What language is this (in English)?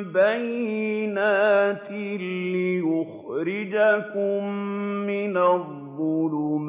Arabic